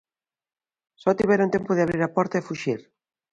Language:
Galician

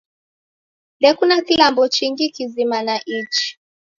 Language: Taita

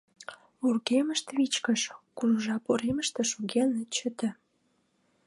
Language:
Mari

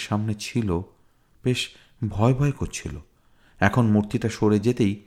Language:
Bangla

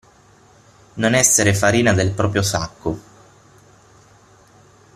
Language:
Italian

